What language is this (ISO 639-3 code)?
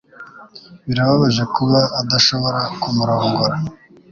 kin